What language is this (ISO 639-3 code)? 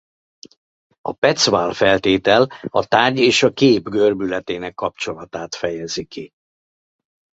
hun